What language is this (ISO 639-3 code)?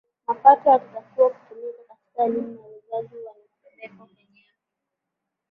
swa